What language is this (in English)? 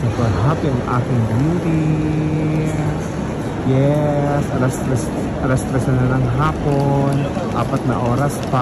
Filipino